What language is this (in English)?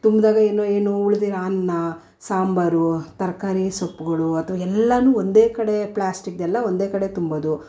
Kannada